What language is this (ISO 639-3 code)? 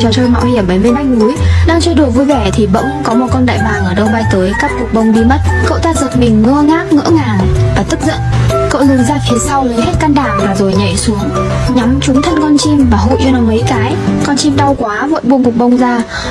vie